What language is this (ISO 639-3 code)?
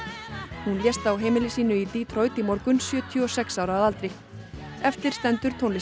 isl